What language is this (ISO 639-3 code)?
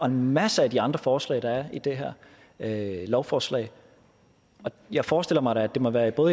dan